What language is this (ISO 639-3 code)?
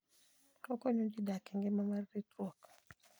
luo